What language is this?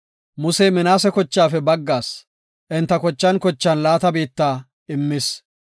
Gofa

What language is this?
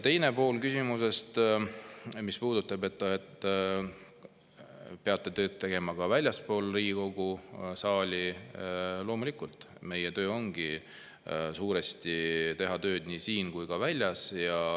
Estonian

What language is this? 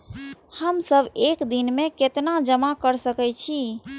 Maithili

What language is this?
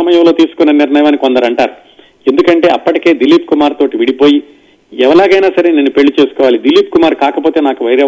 Telugu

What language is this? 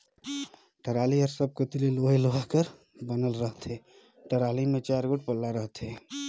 Chhattisgarhi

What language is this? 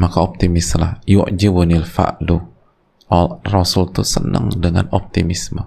Indonesian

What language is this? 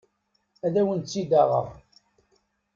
Kabyle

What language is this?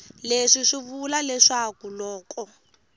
Tsonga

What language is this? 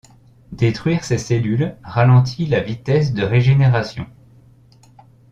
French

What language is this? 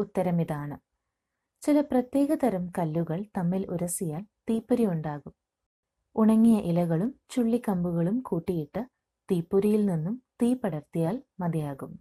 Malayalam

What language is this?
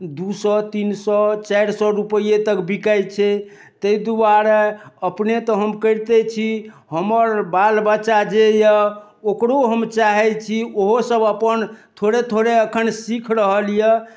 Maithili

